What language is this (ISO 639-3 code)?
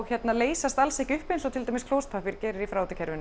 isl